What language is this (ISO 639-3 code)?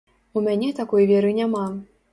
bel